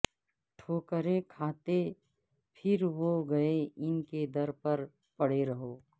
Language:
Urdu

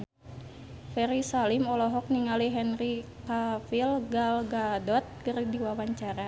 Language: Sundanese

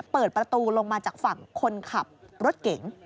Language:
Thai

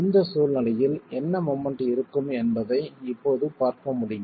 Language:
Tamil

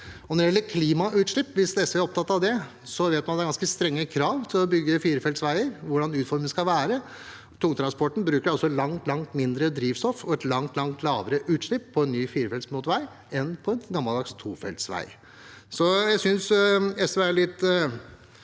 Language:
Norwegian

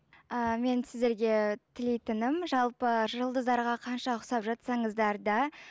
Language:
Kazakh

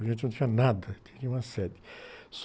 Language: Portuguese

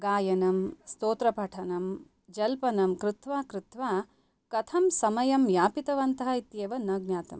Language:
Sanskrit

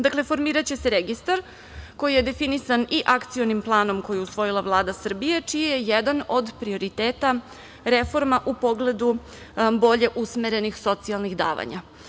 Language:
Serbian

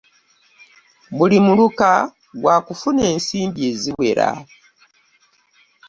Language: Ganda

